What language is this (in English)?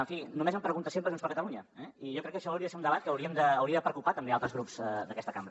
Catalan